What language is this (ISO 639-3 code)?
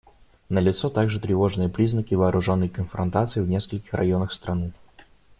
rus